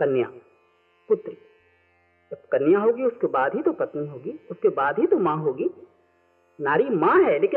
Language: Hindi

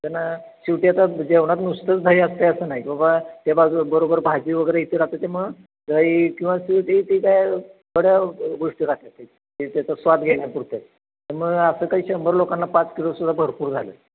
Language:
Marathi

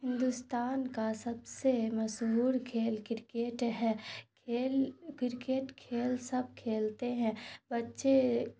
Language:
Urdu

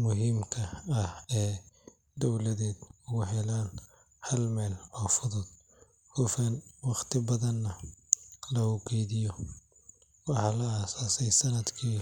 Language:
Somali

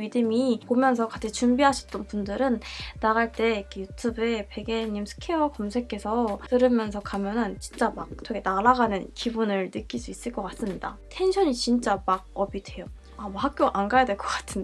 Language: Korean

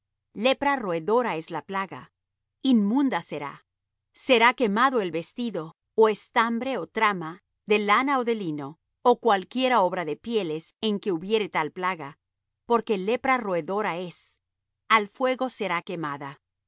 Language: Spanish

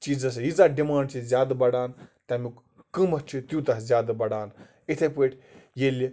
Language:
Kashmiri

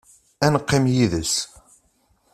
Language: Kabyle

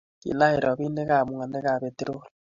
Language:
Kalenjin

